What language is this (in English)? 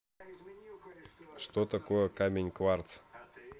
Russian